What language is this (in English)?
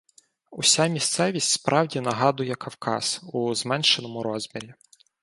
Ukrainian